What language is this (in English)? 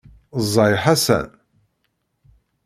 Kabyle